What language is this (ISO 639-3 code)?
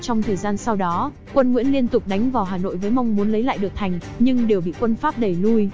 vie